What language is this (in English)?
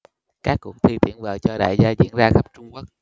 Vietnamese